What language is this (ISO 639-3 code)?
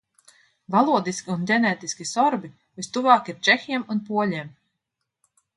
lav